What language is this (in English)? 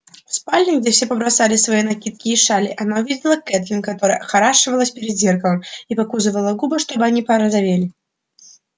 Russian